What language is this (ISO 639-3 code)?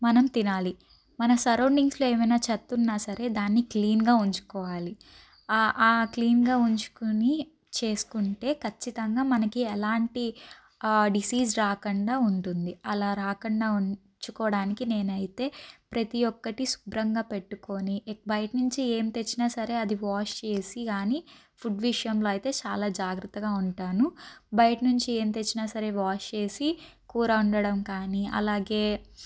tel